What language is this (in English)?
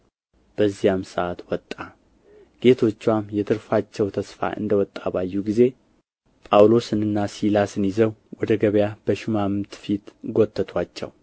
Amharic